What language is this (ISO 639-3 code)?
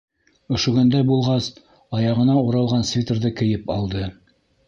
bak